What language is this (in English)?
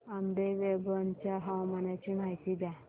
Marathi